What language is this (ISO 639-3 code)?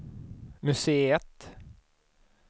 swe